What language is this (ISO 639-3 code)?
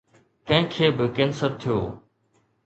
snd